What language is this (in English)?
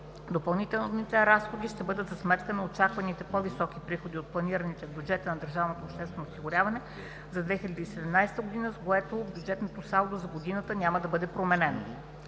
Bulgarian